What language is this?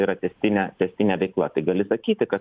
Lithuanian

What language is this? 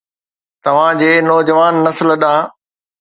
Sindhi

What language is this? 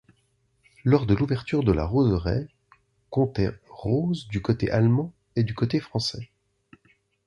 French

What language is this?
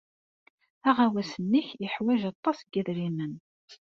Kabyle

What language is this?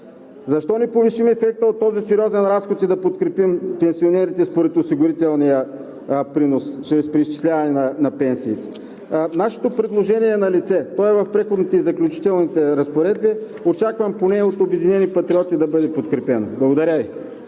Bulgarian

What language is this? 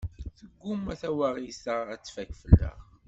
Kabyle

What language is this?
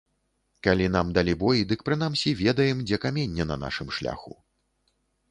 Belarusian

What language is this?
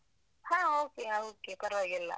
Kannada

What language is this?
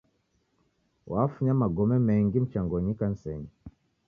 Taita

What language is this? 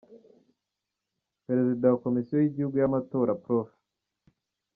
Kinyarwanda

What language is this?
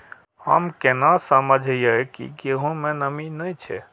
Maithili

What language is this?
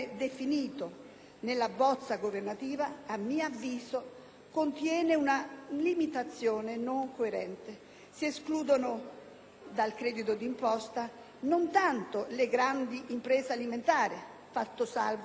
Italian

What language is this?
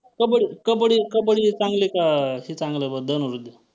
Marathi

